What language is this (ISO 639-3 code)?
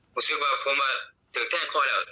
tha